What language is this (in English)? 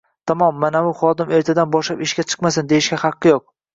Uzbek